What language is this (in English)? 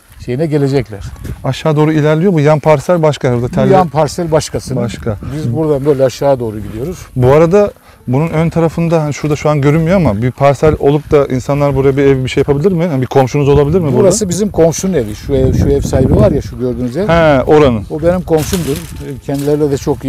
Turkish